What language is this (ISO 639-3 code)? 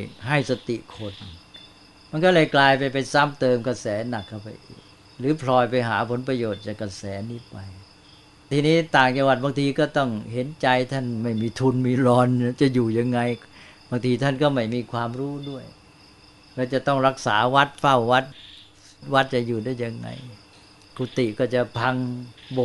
tha